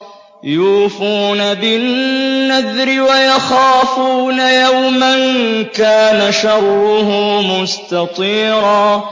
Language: Arabic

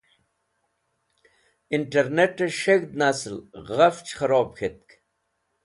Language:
Wakhi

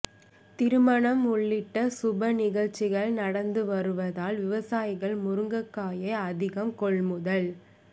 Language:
Tamil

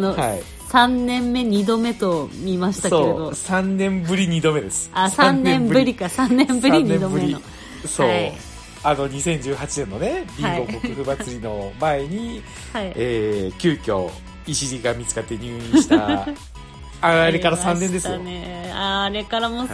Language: Japanese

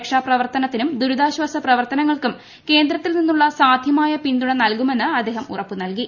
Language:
Malayalam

